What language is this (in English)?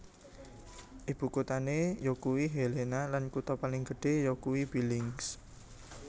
Javanese